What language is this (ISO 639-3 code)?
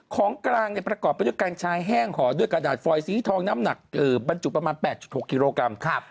tha